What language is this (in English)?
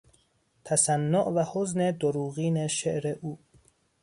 Persian